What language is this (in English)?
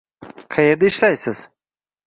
Uzbek